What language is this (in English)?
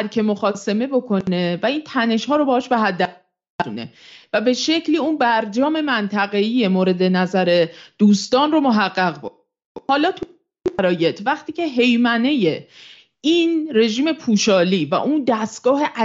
Persian